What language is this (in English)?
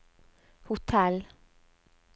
Norwegian